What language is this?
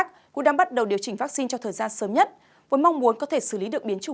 Vietnamese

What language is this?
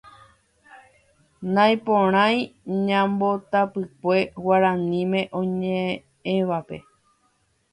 Guarani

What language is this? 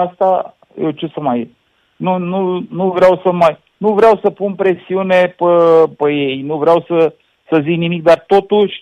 Romanian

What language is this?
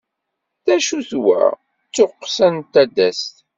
Kabyle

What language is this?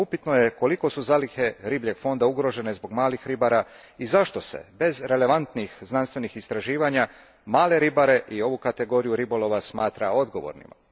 Croatian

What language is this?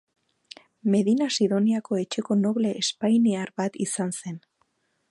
Basque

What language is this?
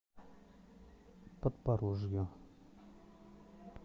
Russian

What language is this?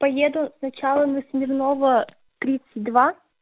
Russian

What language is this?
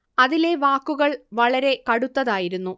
Malayalam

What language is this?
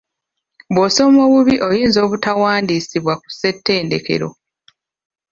Ganda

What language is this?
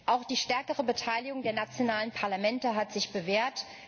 German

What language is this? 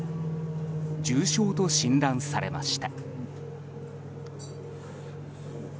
Japanese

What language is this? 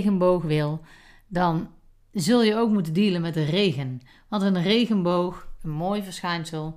Dutch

